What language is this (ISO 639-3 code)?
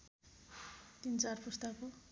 nep